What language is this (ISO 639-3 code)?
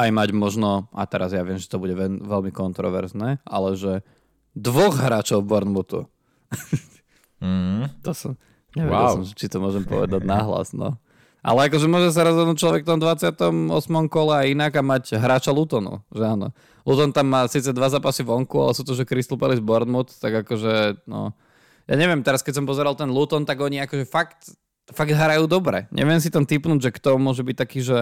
slk